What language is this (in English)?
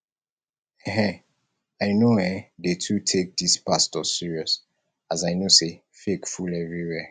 Nigerian Pidgin